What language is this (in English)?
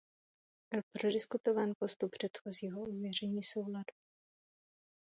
Czech